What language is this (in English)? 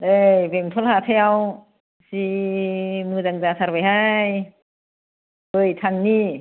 Bodo